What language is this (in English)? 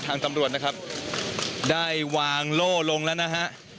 Thai